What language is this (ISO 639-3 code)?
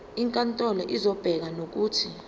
zul